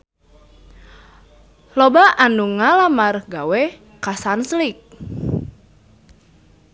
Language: Sundanese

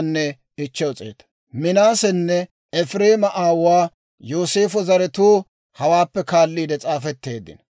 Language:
Dawro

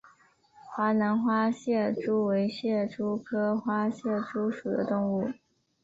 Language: Chinese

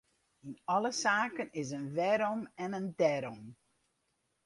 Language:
Western Frisian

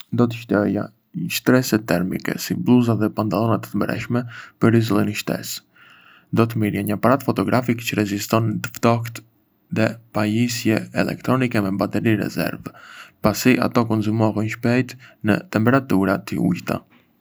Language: Arbëreshë Albanian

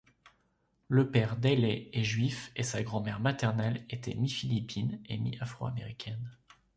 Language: French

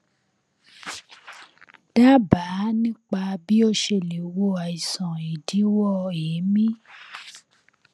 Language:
Yoruba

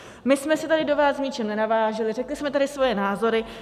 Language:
Czech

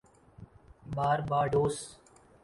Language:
Urdu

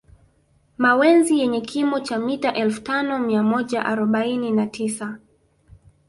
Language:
Swahili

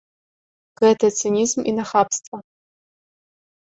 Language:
Belarusian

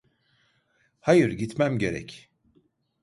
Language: Turkish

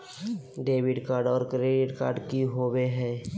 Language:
Magahi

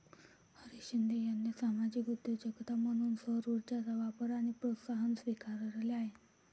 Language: Marathi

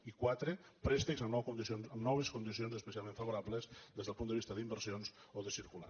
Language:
Catalan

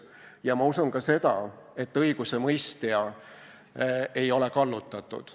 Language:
Estonian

